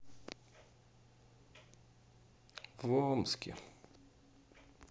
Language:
Russian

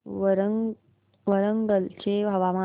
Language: Marathi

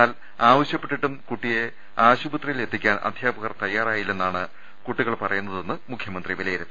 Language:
Malayalam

